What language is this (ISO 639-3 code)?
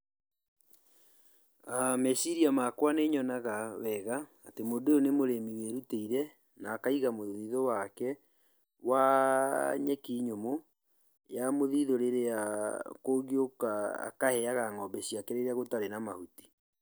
kik